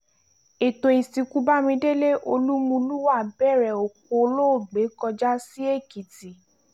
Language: Yoruba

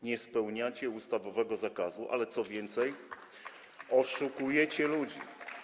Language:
Polish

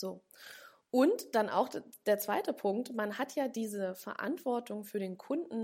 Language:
German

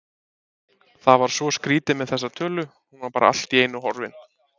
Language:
Icelandic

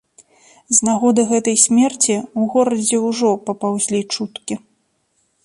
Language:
Belarusian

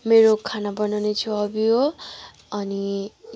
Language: Nepali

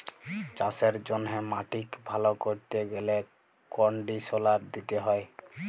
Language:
Bangla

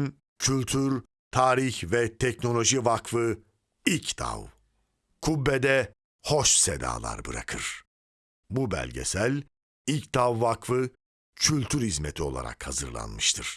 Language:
Turkish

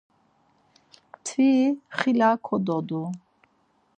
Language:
Laz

